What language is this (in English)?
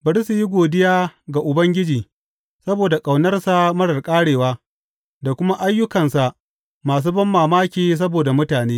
Hausa